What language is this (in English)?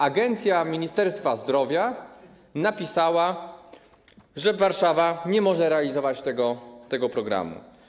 Polish